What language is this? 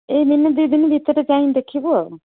Odia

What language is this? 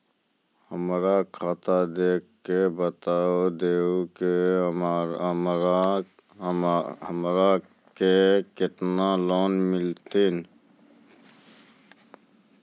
Maithili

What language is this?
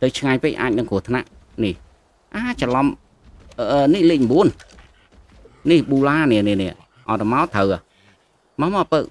Vietnamese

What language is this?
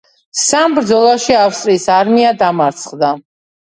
Georgian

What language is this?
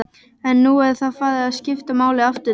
Icelandic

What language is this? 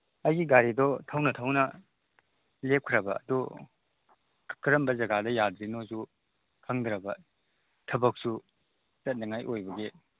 Manipuri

